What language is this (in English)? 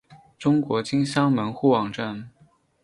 Chinese